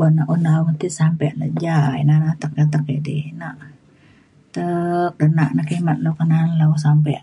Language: Mainstream Kenyah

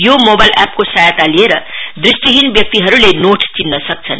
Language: Nepali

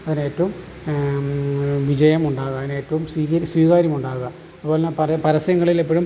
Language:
Malayalam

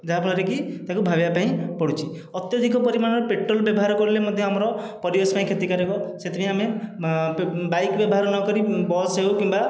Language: Odia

